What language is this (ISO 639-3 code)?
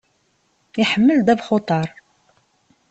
kab